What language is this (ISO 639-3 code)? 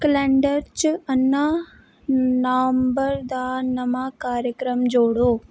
doi